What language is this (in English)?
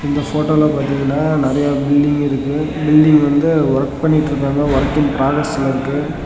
Tamil